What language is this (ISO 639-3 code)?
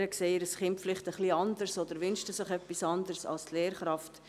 gsw